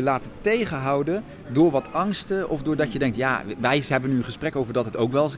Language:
Dutch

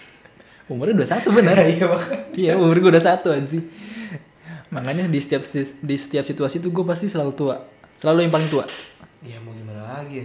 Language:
Indonesian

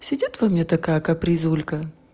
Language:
Russian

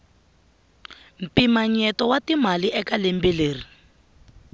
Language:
Tsonga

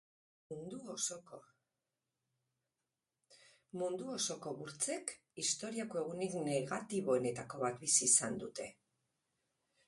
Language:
Basque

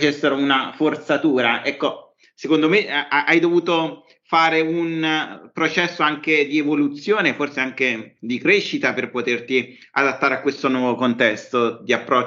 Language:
Italian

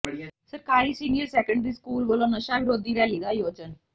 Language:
Punjabi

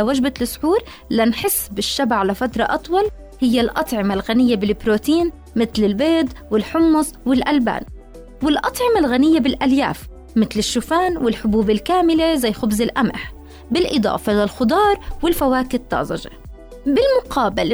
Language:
Arabic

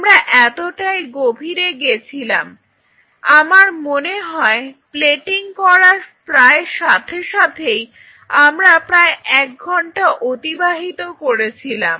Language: Bangla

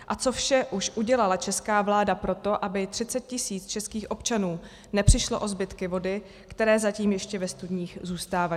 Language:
Czech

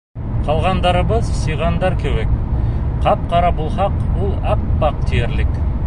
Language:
Bashkir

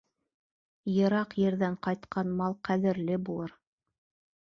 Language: Bashkir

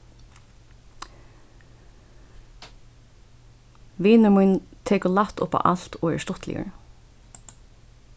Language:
Faroese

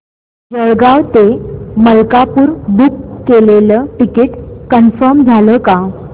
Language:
Marathi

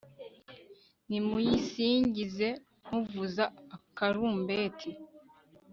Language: Kinyarwanda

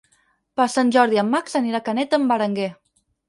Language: Catalan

